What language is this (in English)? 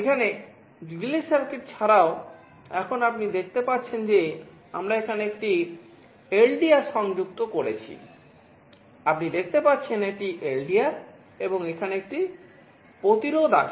Bangla